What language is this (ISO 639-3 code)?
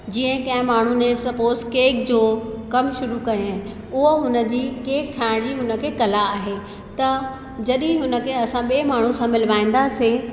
snd